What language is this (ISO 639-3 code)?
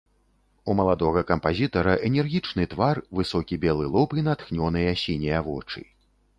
bel